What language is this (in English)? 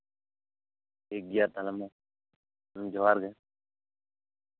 Santali